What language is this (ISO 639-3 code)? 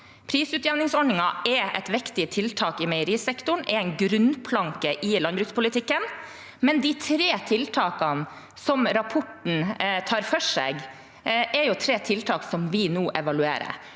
nor